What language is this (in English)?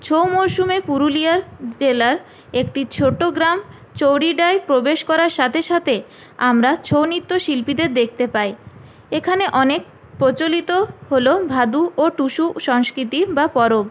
Bangla